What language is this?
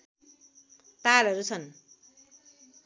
Nepali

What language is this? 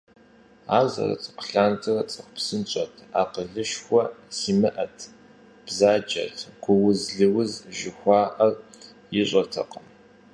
Kabardian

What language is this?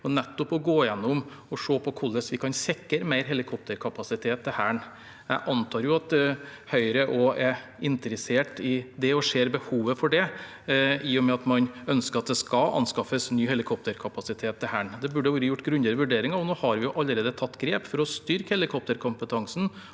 Norwegian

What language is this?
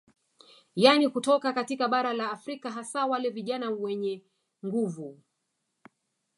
Swahili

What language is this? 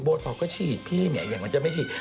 Thai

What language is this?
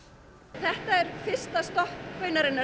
Icelandic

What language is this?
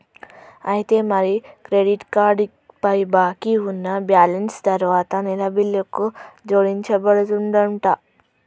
Telugu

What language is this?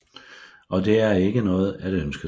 Danish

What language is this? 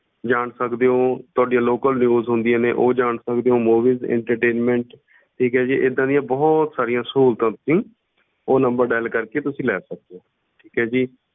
Punjabi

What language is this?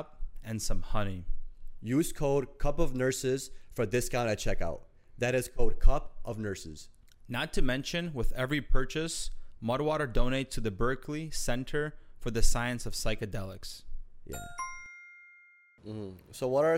English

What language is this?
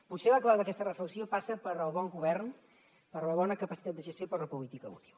Catalan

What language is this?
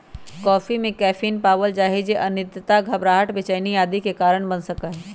Magahi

